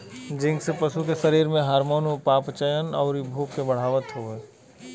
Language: Bhojpuri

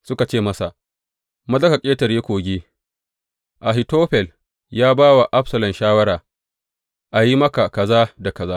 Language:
Hausa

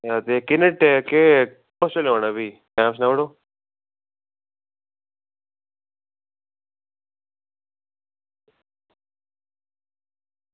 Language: Dogri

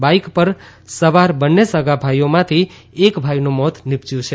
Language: Gujarati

